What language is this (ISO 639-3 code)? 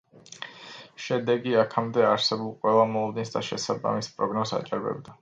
kat